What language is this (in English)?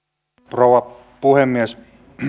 Finnish